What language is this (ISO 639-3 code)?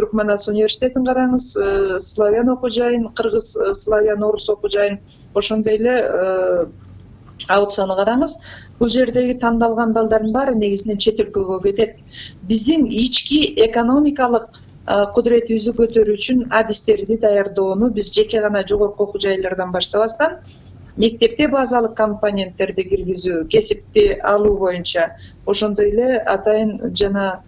tur